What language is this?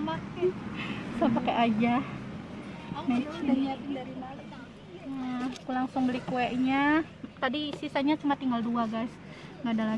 Indonesian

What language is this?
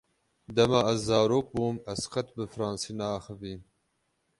Kurdish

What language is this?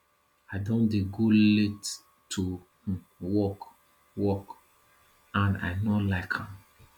Nigerian Pidgin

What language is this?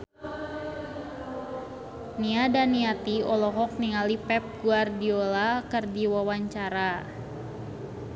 Sundanese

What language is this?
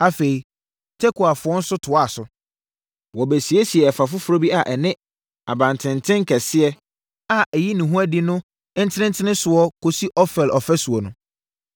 Akan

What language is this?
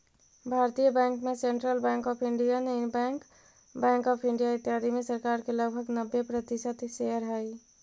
Magahi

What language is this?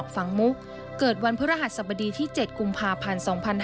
Thai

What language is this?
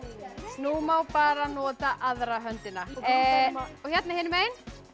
Icelandic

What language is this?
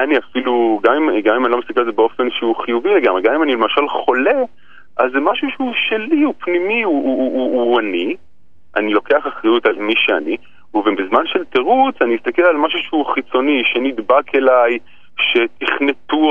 Hebrew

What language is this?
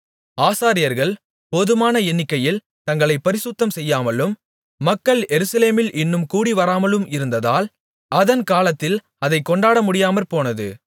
Tamil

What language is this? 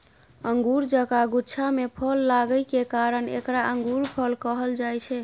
Maithili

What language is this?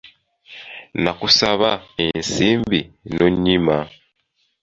Ganda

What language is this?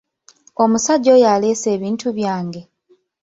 Ganda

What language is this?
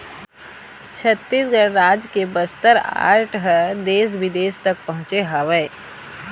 Chhattisgarhi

